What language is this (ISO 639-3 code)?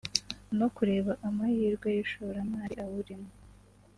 kin